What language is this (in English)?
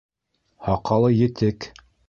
Bashkir